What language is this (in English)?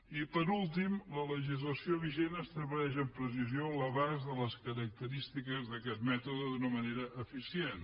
Catalan